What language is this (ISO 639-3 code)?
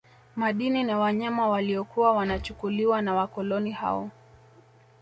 swa